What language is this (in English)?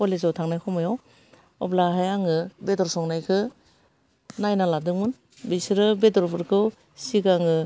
Bodo